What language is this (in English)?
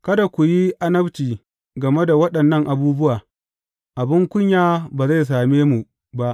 Hausa